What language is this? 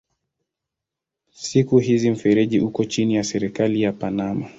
Swahili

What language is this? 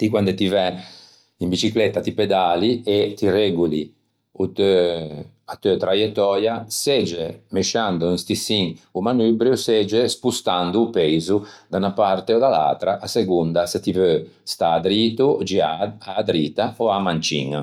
Ligurian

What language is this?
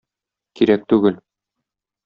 Tatar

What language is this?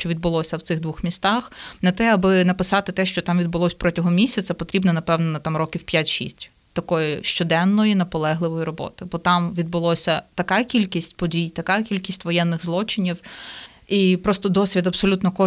Ukrainian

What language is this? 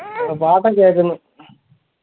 Malayalam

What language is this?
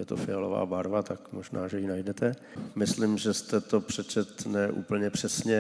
Czech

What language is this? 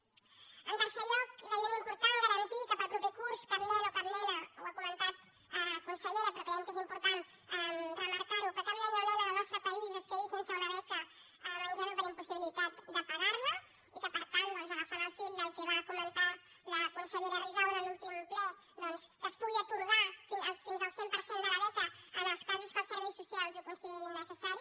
Catalan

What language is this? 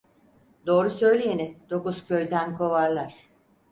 Turkish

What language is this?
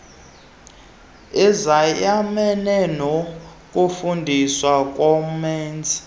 Xhosa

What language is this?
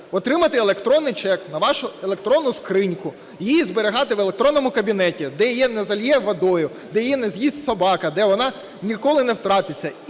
Ukrainian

